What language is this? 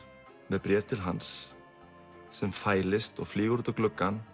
Icelandic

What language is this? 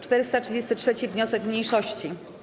Polish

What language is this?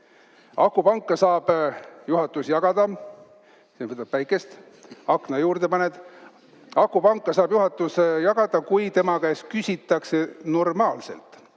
Estonian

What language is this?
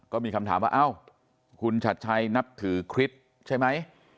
Thai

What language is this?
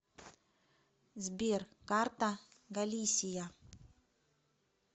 Russian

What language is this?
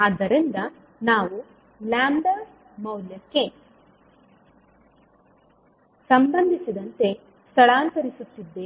Kannada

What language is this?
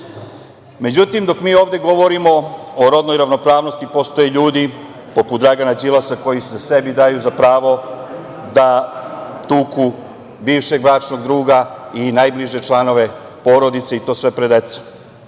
Serbian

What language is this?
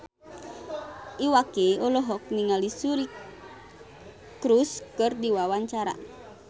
Sundanese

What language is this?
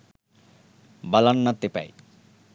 Sinhala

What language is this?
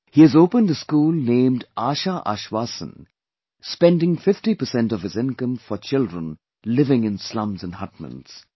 English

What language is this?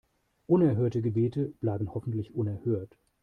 German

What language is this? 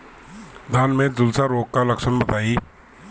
Bhojpuri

